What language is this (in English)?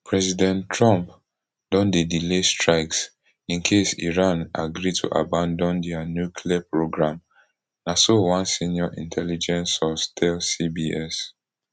Nigerian Pidgin